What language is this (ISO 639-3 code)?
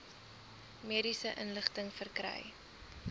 afr